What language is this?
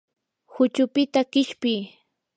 Yanahuanca Pasco Quechua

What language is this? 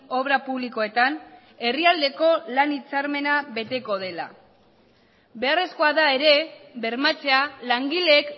Basque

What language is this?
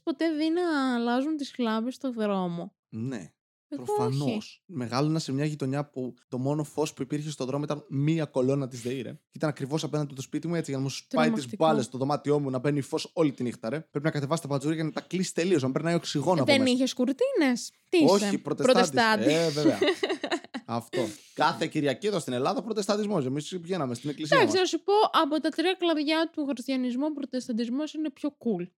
Greek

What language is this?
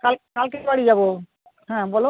Bangla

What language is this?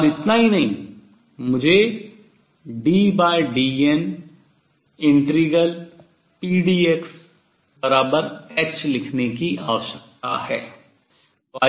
Hindi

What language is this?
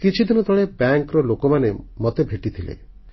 Odia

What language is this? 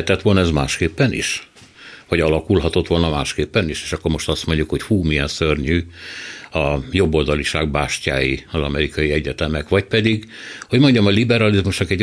Hungarian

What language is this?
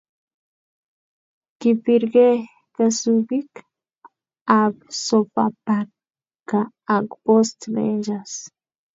Kalenjin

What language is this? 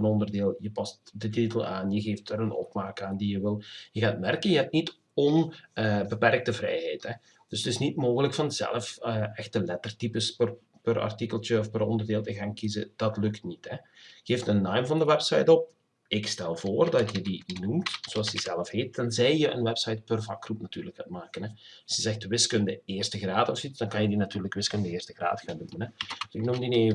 Dutch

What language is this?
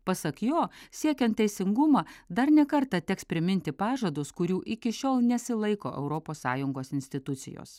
Lithuanian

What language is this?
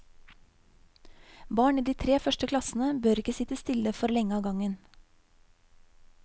Norwegian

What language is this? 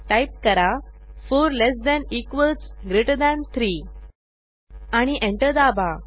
Marathi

